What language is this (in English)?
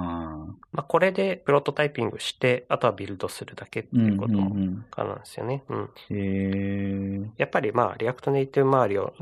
Japanese